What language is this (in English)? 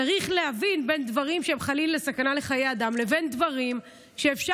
Hebrew